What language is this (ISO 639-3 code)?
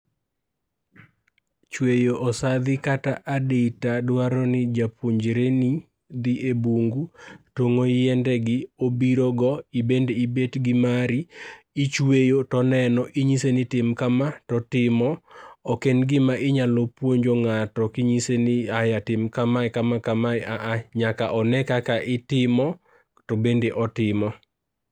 luo